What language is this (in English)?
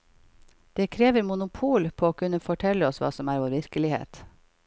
Norwegian